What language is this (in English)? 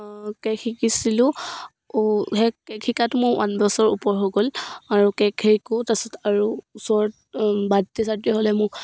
Assamese